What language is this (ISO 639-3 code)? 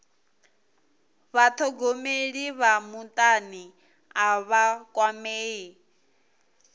ven